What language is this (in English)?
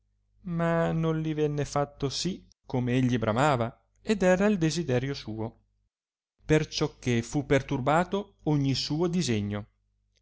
Italian